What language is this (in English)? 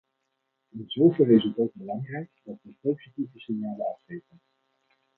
Dutch